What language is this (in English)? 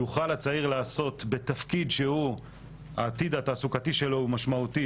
Hebrew